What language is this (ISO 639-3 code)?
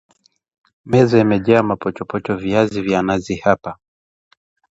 swa